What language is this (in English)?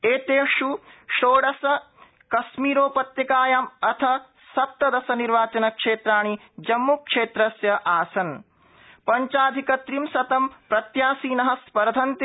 Sanskrit